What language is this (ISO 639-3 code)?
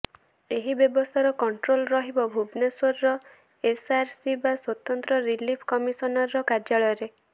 ori